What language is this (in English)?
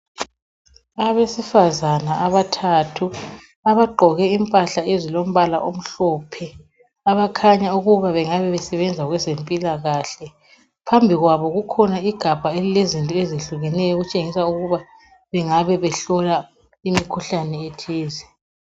North Ndebele